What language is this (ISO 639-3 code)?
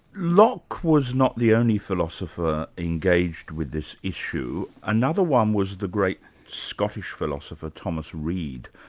eng